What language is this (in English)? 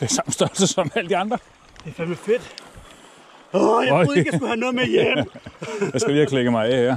Danish